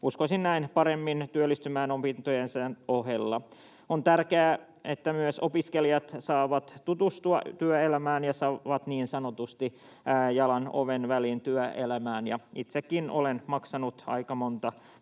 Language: Finnish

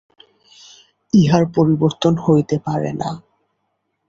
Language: Bangla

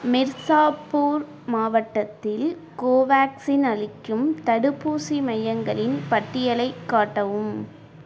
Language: Tamil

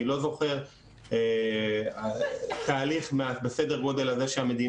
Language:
Hebrew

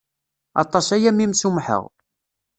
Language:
Kabyle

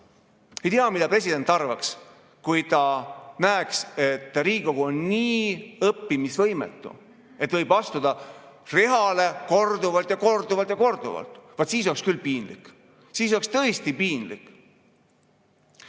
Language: Estonian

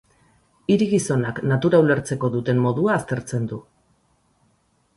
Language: Basque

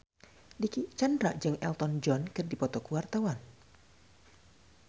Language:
Sundanese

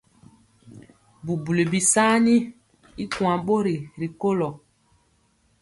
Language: Mpiemo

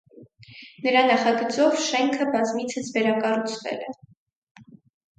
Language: Armenian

